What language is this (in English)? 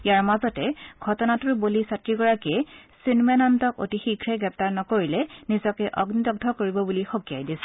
Assamese